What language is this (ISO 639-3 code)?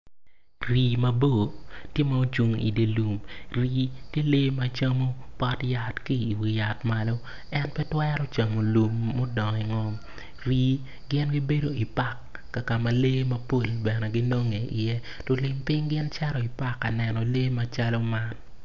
ach